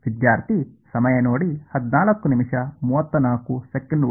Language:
Kannada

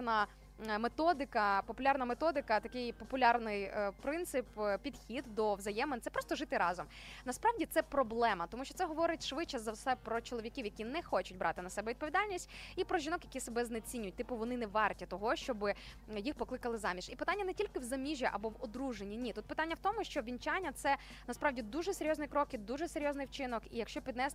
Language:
Ukrainian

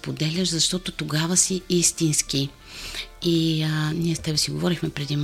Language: Bulgarian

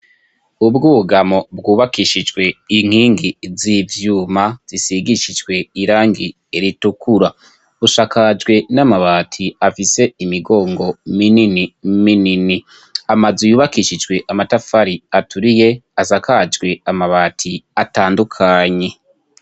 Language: Rundi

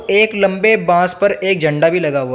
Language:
Hindi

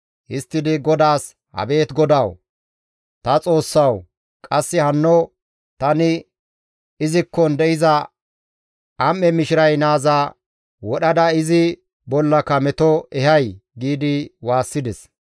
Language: Gamo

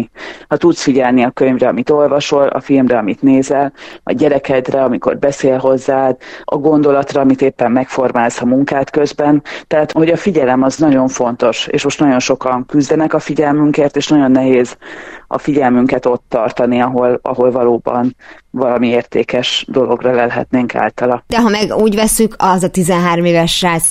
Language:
Hungarian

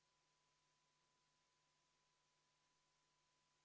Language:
Estonian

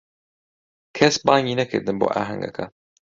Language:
Central Kurdish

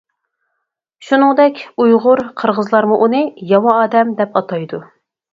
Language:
Uyghur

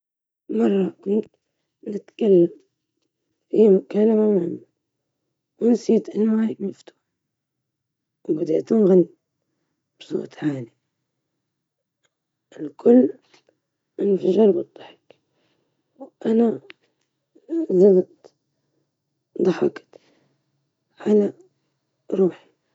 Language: Libyan Arabic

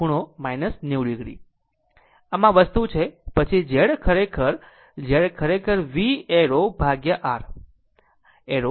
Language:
Gujarati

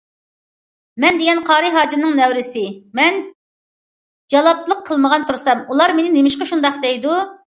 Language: Uyghur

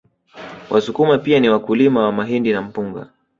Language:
Swahili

